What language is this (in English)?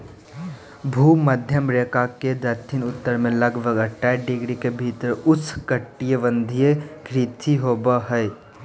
Magahi